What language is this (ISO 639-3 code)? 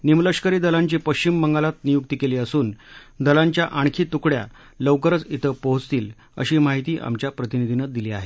mar